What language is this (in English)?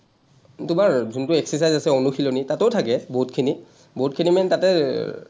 Assamese